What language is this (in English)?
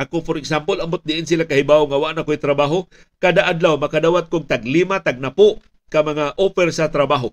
Filipino